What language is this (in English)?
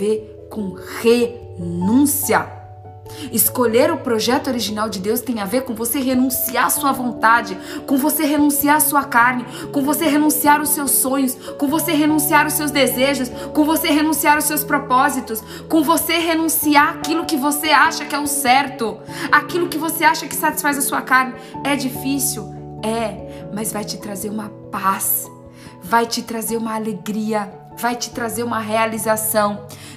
Portuguese